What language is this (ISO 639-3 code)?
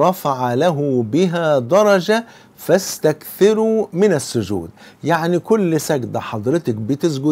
ara